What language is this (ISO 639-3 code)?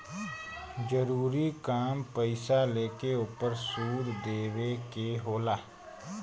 bho